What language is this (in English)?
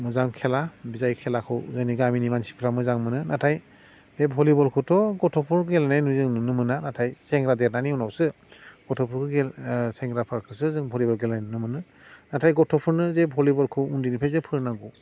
Bodo